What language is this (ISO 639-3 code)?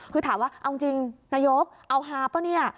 tha